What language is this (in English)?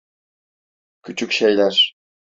Turkish